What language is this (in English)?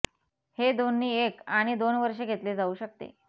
Marathi